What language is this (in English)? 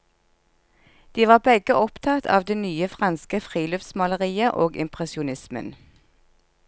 Norwegian